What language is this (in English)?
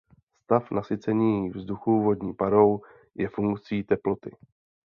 Czech